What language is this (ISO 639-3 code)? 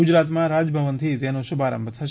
guj